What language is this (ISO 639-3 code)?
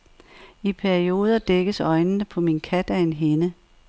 dan